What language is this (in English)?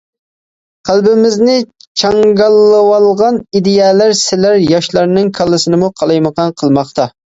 Uyghur